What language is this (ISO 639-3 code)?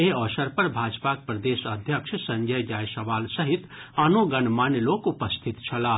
mai